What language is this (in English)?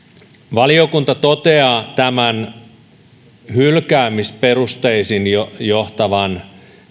Finnish